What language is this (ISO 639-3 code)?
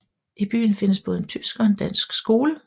dan